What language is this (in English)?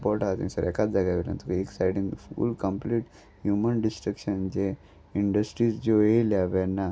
Konkani